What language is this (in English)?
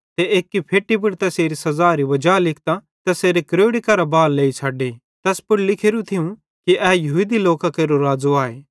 Bhadrawahi